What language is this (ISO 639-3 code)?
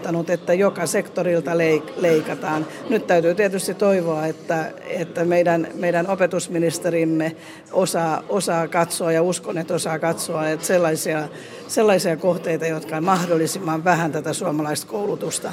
fin